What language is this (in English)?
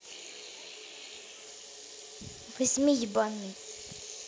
Russian